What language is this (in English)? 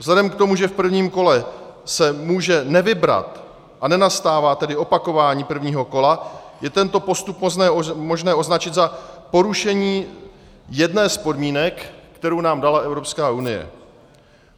Czech